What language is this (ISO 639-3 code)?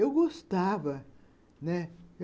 por